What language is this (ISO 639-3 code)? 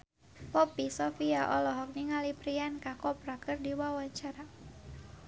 sun